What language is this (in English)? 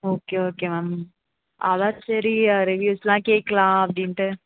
Tamil